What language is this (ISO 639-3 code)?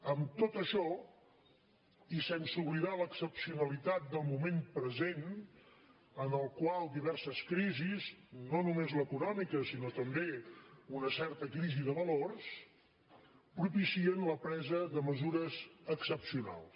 cat